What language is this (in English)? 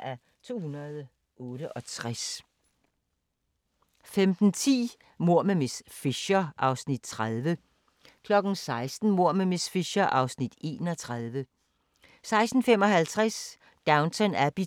Danish